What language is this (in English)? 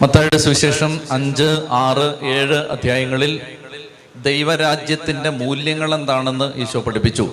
Malayalam